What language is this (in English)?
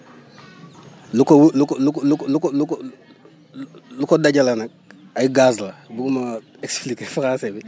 Wolof